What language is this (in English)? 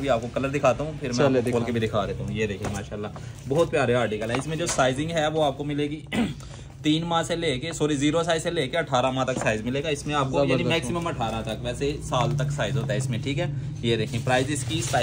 Hindi